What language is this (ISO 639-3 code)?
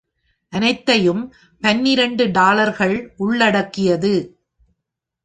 tam